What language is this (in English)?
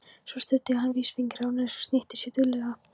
Icelandic